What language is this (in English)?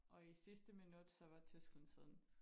Danish